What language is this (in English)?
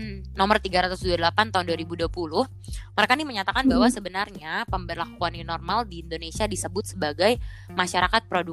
Indonesian